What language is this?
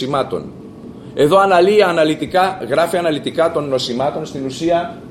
Greek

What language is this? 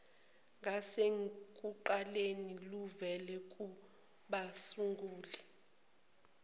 Zulu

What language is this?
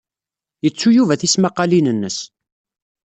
Kabyle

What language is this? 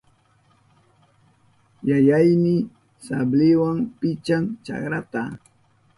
Southern Pastaza Quechua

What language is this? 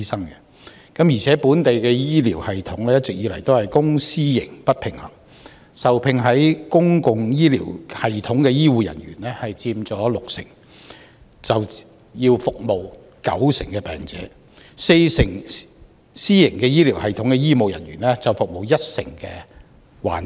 Cantonese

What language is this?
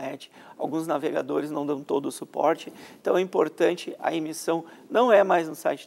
Portuguese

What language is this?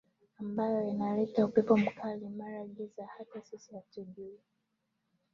Swahili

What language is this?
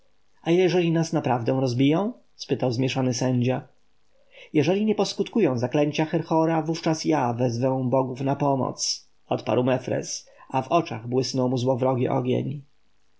Polish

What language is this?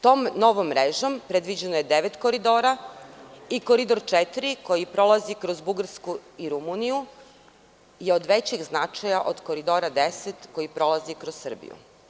Serbian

